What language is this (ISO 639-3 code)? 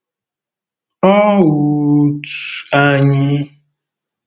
ibo